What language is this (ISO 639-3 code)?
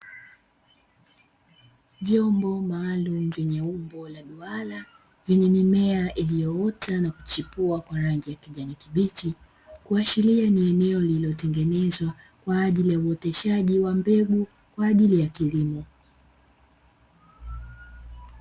swa